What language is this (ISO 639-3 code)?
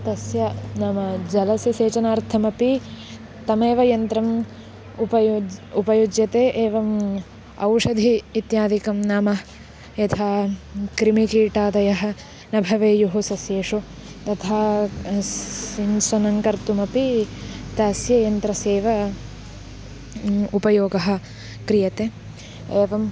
san